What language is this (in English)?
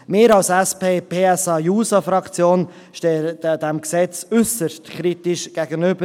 Swiss German